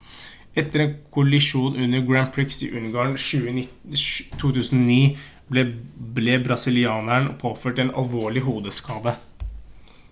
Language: Norwegian Bokmål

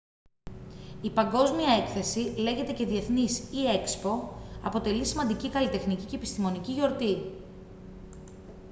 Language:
Greek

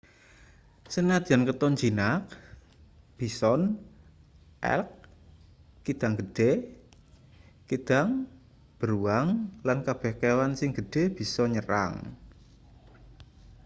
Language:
Javanese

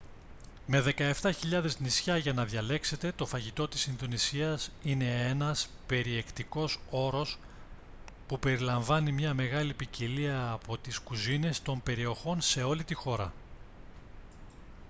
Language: Greek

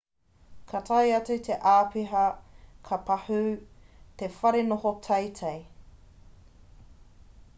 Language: Māori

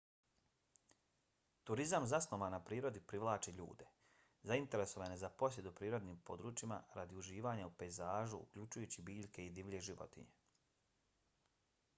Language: Bosnian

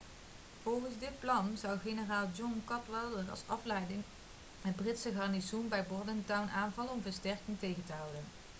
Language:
Dutch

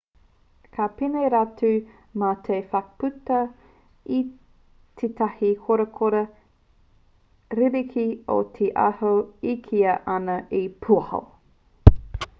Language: Māori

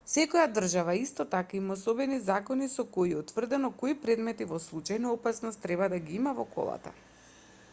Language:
Macedonian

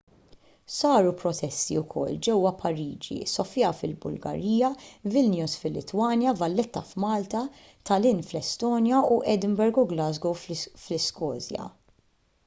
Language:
Maltese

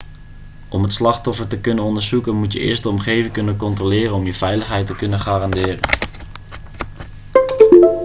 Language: Dutch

